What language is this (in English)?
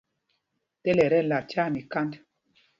Mpumpong